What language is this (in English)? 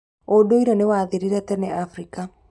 Kikuyu